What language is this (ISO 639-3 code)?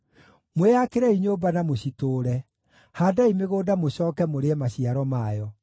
kik